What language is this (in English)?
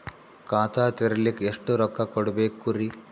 Kannada